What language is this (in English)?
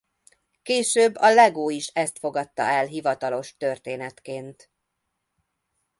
Hungarian